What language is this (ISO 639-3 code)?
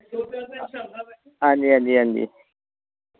doi